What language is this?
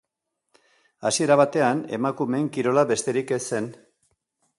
Basque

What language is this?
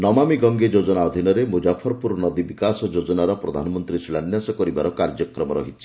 Odia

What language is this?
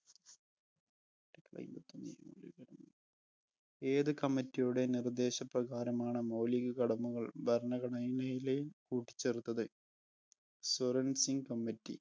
Malayalam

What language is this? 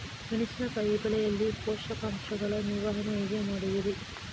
Kannada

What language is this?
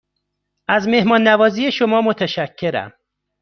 Persian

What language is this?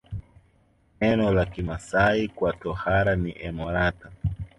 Swahili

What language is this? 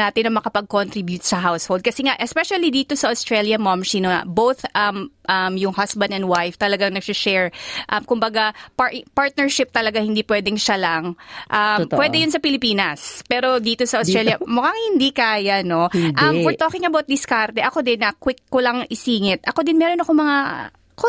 Filipino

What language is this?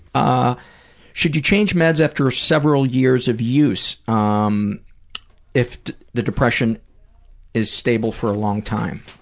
English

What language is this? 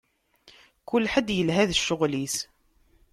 Kabyle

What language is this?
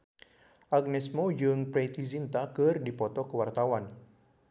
Sundanese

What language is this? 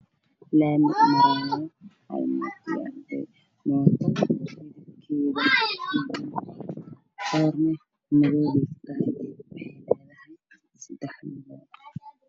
Somali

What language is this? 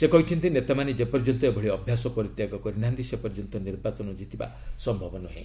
Odia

